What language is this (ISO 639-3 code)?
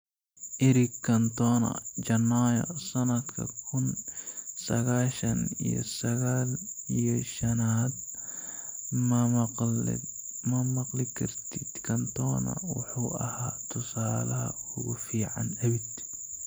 som